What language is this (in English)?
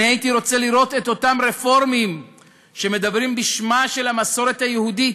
Hebrew